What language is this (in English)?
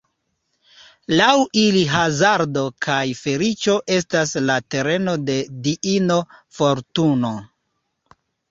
Esperanto